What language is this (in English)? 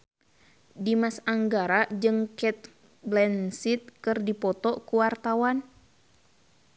Sundanese